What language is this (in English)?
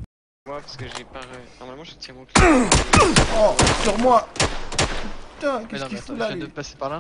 French